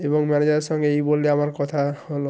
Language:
Bangla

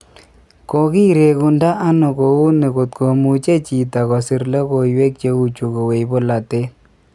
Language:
Kalenjin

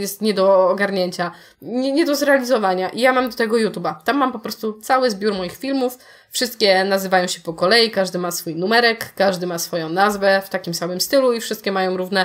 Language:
Polish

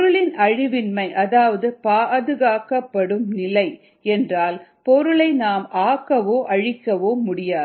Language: Tamil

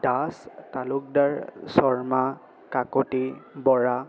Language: Assamese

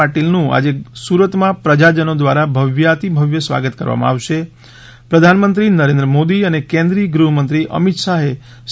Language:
Gujarati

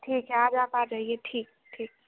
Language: Hindi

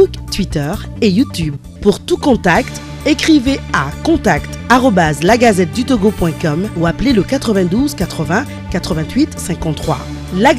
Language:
French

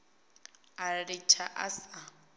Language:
Venda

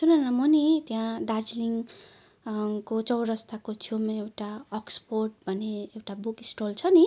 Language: Nepali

